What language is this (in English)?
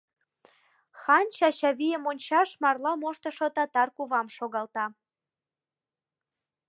Mari